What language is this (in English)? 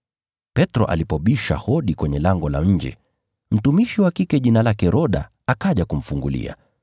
Swahili